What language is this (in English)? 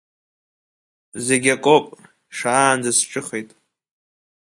Abkhazian